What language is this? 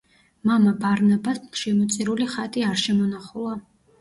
Georgian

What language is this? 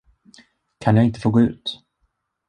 Swedish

